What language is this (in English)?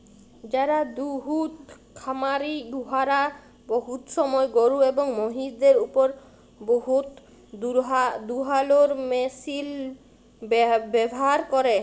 Bangla